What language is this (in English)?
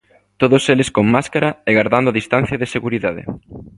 Galician